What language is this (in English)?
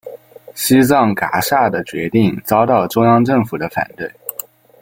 Chinese